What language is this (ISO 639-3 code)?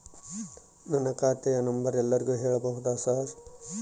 kan